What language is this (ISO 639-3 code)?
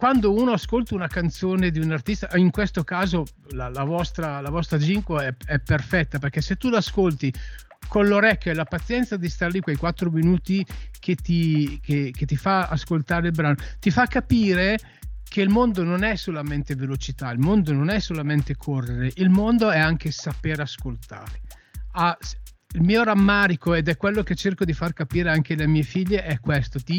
ita